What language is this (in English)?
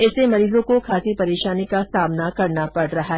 Hindi